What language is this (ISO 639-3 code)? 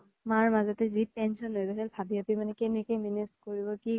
asm